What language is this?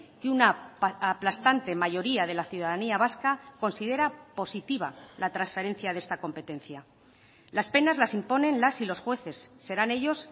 Spanish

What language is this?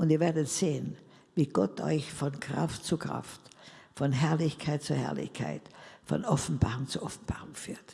German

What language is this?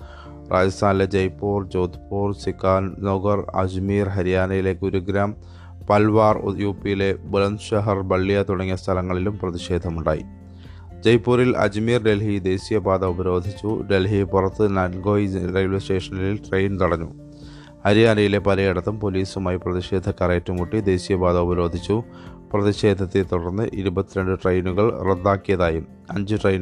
Malayalam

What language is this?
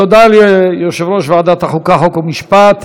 Hebrew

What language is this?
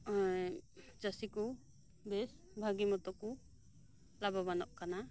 Santali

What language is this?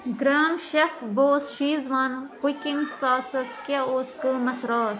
Kashmiri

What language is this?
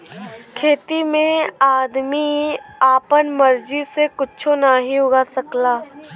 Bhojpuri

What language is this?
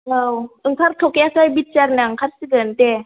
Bodo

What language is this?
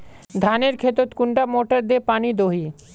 Magahi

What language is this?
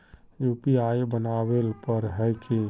Magahi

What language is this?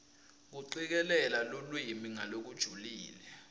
Swati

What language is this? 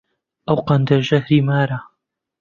Central Kurdish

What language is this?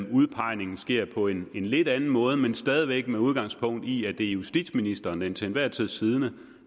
Danish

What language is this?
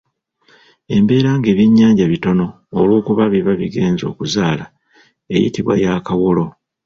Ganda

